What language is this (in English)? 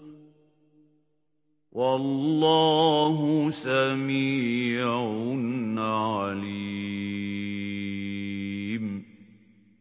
Arabic